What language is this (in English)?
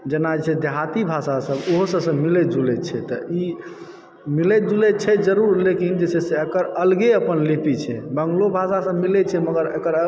Maithili